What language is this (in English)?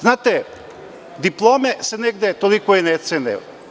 Serbian